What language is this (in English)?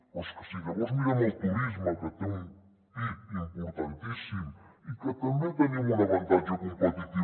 Catalan